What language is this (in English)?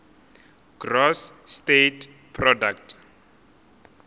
Northern Sotho